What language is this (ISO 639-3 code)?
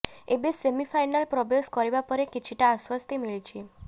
ori